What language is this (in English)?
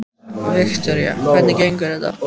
Icelandic